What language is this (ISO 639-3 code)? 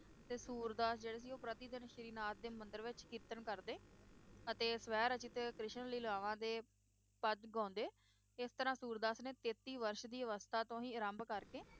pan